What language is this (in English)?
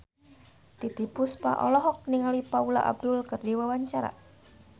Sundanese